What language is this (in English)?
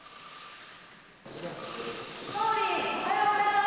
Japanese